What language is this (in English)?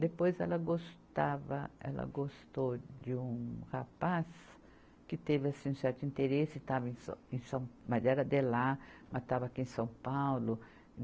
Portuguese